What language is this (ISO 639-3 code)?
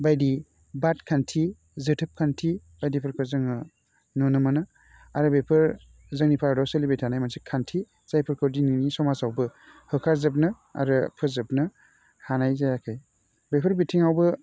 brx